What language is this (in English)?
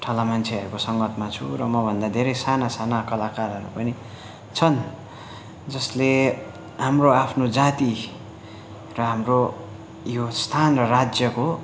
Nepali